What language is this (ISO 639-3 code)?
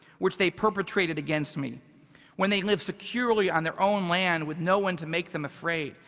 eng